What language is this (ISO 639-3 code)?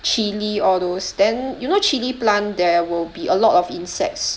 eng